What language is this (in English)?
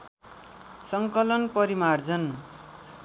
Nepali